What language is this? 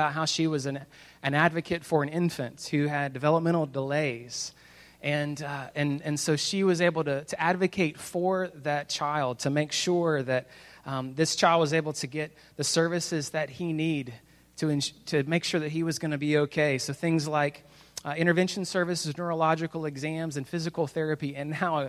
English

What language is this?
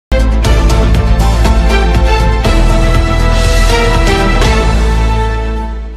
Hindi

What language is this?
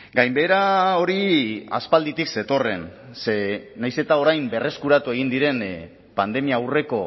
Basque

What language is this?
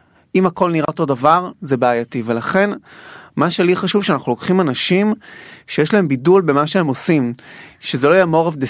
Hebrew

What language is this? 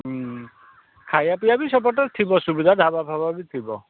Odia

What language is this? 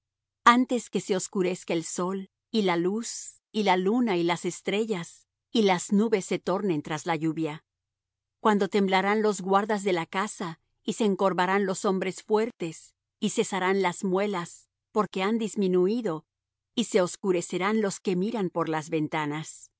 Spanish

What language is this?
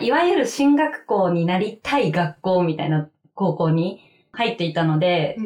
Japanese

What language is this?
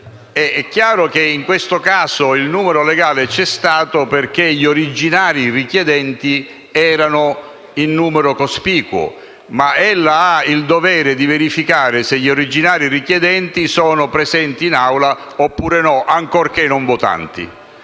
Italian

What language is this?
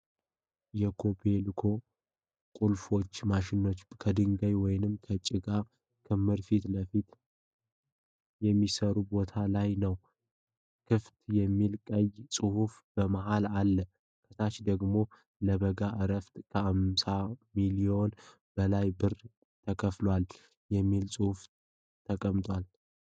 Amharic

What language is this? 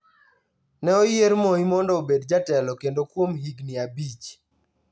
Luo (Kenya and Tanzania)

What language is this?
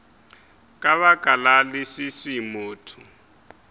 Northern Sotho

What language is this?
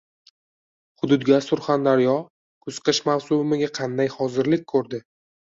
Uzbek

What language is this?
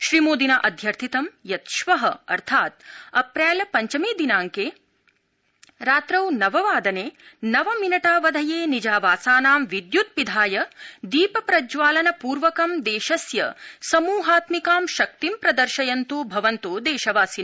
Sanskrit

